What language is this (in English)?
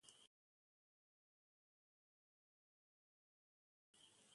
Malayalam